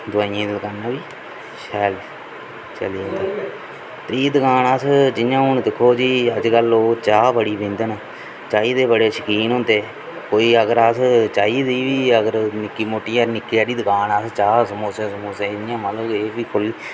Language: Dogri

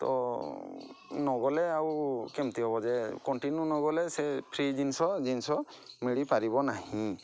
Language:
Odia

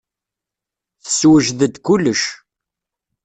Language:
Kabyle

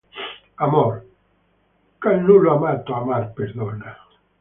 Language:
Italian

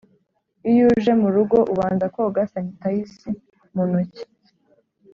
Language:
Kinyarwanda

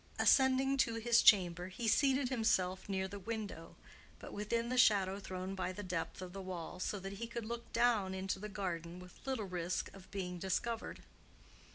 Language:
English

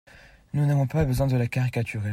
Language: French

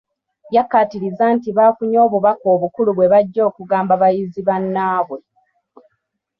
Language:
Ganda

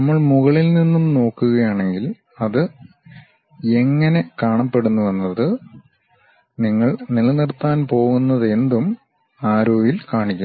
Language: Malayalam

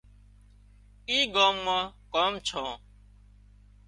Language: Wadiyara Koli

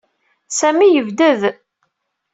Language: Kabyle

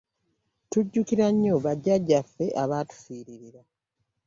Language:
Ganda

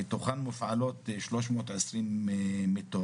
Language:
Hebrew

